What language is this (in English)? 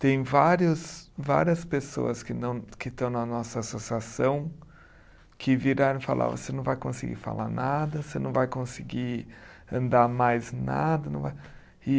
Portuguese